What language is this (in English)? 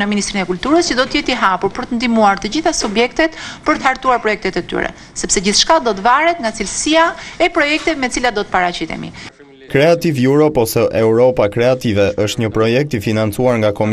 Romanian